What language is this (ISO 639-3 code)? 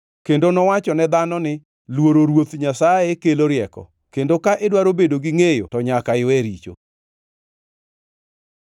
luo